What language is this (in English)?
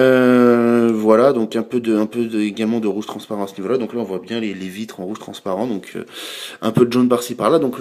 French